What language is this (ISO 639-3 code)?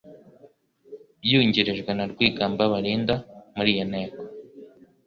kin